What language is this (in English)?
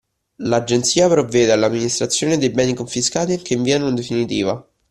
Italian